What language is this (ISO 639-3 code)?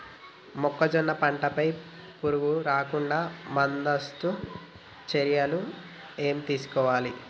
tel